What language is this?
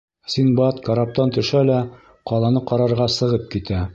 Bashkir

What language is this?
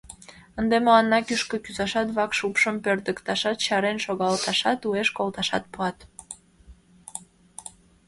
Mari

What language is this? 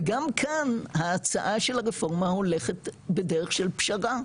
Hebrew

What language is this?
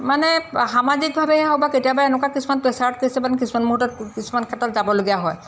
Assamese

